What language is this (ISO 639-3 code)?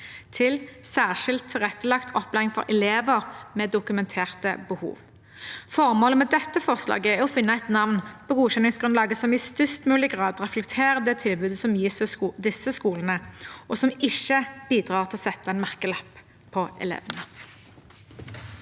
nor